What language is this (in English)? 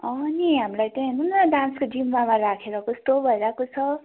Nepali